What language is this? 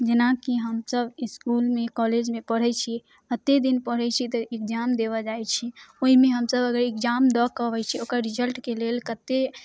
Maithili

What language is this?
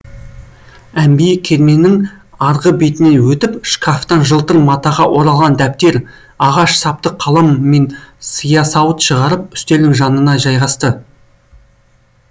Kazakh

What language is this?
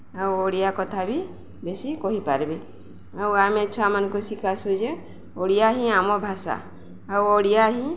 Odia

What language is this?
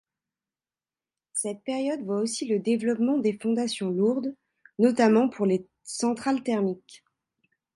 French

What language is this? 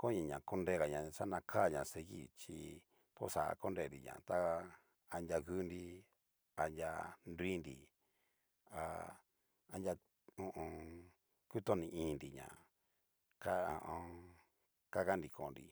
Cacaloxtepec Mixtec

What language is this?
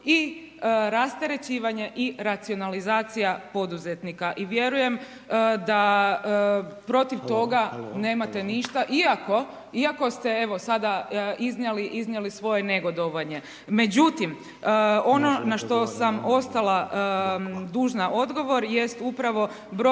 Croatian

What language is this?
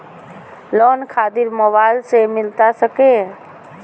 Magahi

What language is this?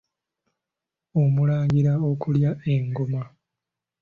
Ganda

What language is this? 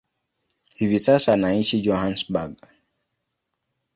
Swahili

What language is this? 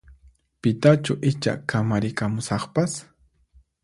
Puno Quechua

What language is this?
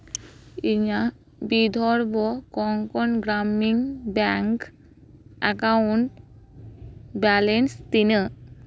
Santali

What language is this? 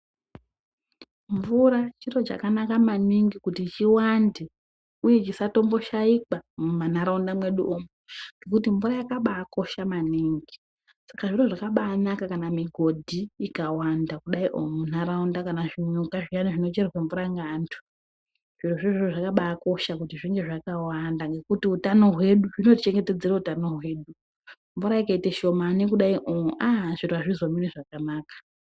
Ndau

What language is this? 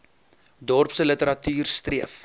Afrikaans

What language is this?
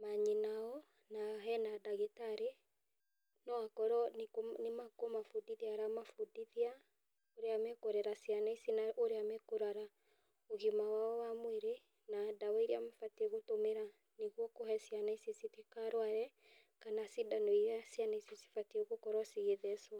Kikuyu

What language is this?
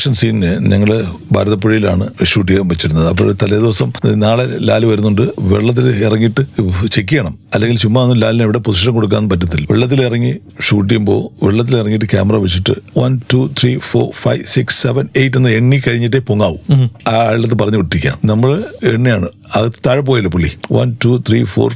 Malayalam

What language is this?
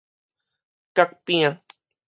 Min Nan Chinese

